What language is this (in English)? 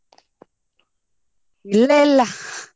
Kannada